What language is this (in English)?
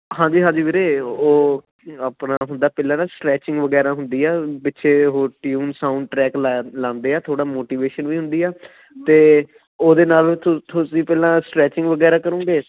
Punjabi